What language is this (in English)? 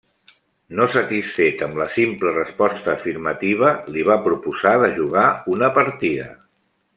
Catalan